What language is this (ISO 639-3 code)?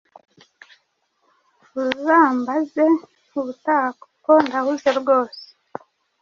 kin